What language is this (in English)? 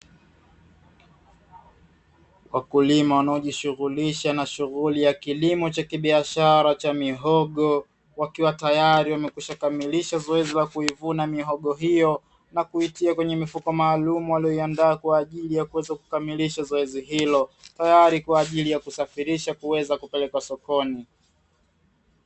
Swahili